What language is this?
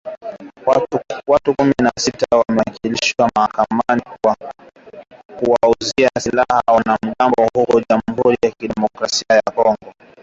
Swahili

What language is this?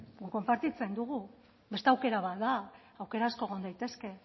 Basque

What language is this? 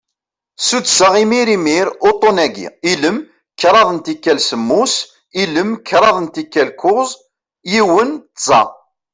Kabyle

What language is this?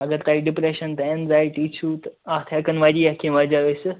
Kashmiri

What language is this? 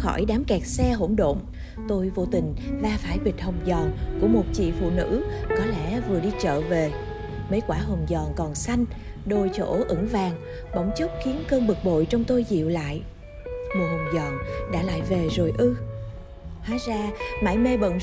Vietnamese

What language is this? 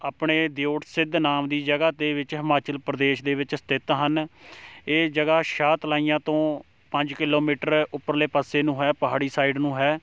Punjabi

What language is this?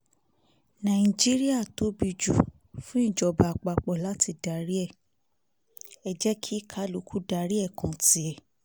Yoruba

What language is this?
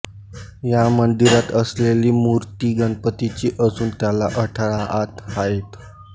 Marathi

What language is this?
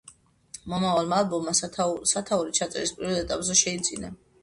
Georgian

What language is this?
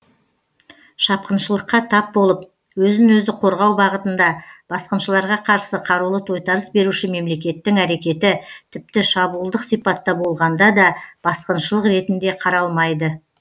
Kazakh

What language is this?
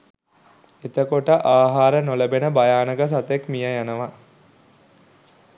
Sinhala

